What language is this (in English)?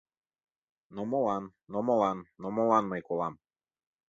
Mari